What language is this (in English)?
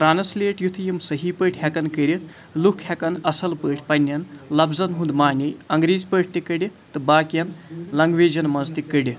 Kashmiri